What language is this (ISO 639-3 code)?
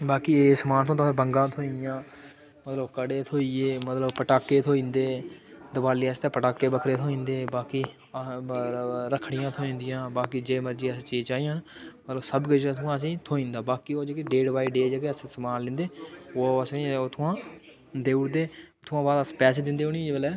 doi